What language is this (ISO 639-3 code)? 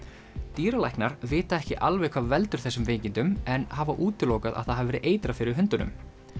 isl